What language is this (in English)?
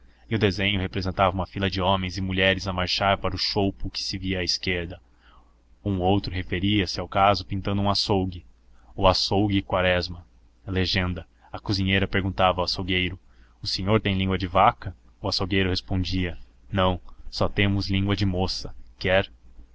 Portuguese